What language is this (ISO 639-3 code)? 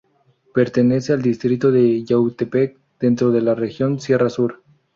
spa